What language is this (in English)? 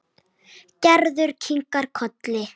Icelandic